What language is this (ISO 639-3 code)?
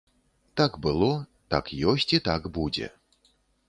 bel